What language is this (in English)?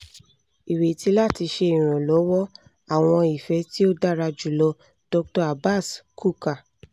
Yoruba